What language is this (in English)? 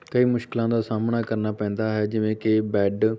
Punjabi